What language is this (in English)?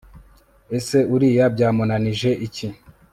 Kinyarwanda